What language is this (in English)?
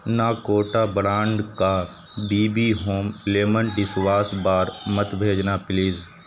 Urdu